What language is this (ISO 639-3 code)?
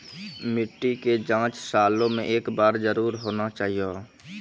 mai